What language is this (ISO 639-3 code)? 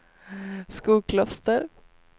swe